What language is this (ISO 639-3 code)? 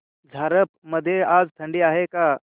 mar